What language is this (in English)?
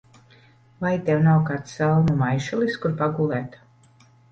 Latvian